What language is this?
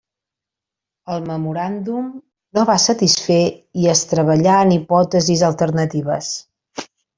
Catalan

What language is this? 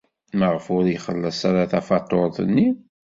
Kabyle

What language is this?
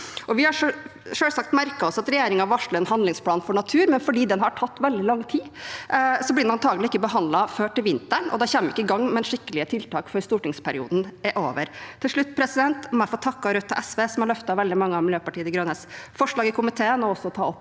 Norwegian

